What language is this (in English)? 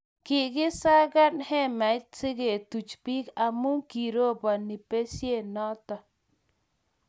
Kalenjin